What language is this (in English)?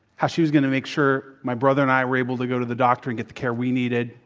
English